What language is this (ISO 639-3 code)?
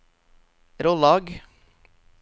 nor